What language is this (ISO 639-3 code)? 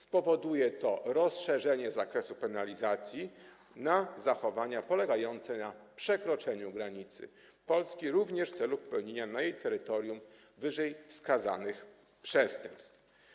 pol